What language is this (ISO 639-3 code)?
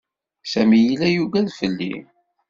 kab